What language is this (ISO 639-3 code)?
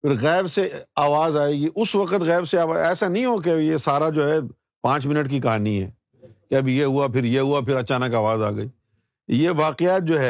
urd